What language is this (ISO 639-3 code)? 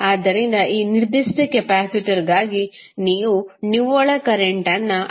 kan